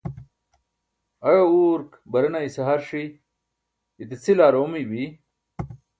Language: Burushaski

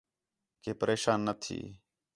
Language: Khetrani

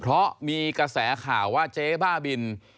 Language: Thai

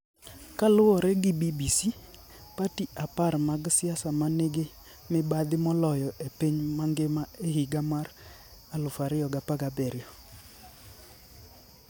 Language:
Luo (Kenya and Tanzania)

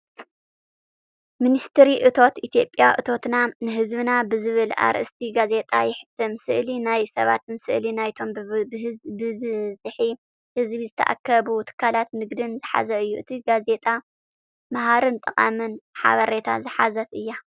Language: Tigrinya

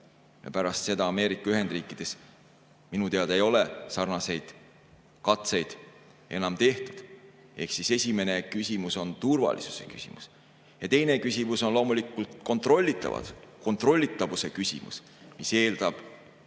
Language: Estonian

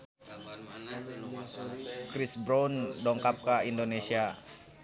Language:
Sundanese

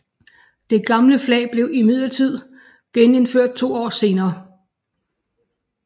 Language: Danish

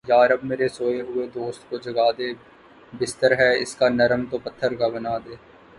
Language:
Urdu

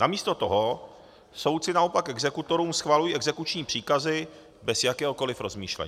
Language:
Czech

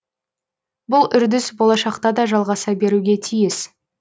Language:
Kazakh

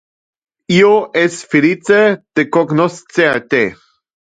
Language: Interlingua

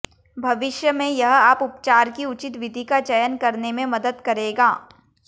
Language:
Hindi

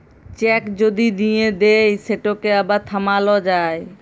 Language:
Bangla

